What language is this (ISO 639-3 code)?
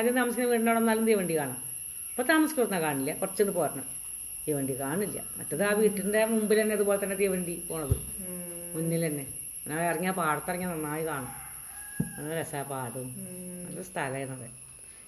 mal